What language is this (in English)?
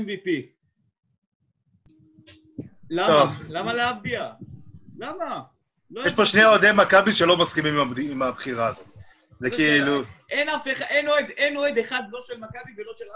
Hebrew